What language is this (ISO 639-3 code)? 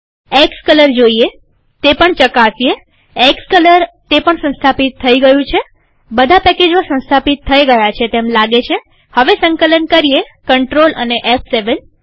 guj